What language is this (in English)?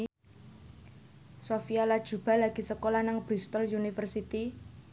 Javanese